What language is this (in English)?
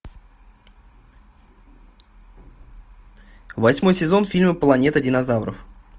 Russian